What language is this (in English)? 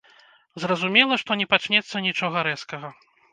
Belarusian